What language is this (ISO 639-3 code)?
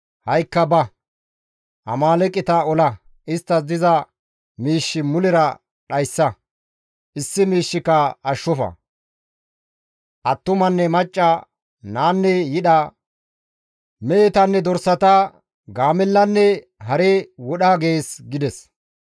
gmv